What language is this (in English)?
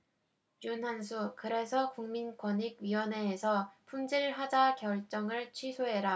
Korean